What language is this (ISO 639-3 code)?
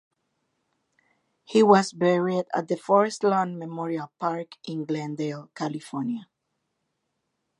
eng